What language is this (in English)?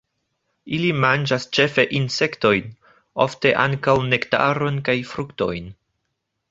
Esperanto